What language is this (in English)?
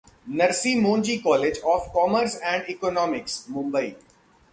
Hindi